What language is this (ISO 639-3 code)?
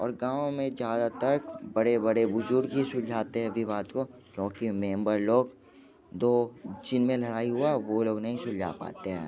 hin